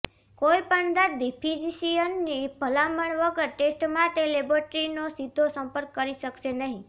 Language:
Gujarati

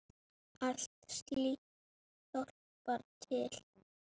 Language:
Icelandic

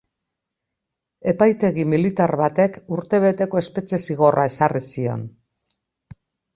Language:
Basque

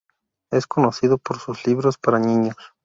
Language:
Spanish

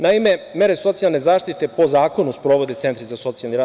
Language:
Serbian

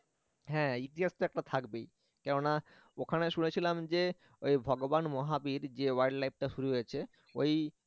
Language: Bangla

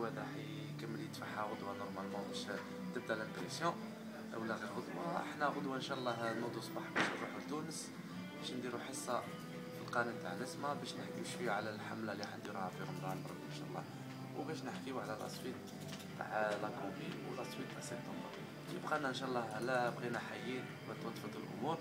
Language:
Arabic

